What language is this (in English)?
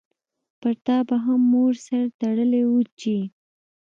Pashto